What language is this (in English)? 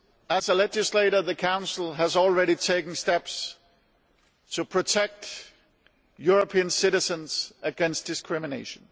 English